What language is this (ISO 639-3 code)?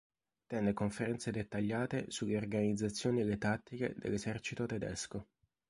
ita